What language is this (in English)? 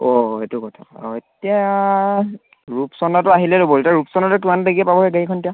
Assamese